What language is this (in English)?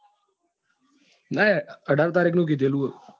Gujarati